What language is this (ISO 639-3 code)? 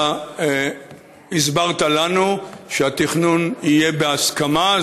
heb